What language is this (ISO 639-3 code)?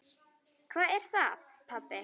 isl